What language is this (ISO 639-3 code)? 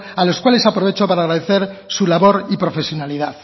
spa